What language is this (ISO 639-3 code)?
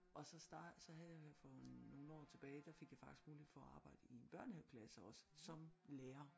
dan